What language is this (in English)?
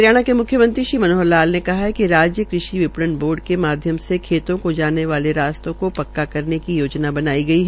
Hindi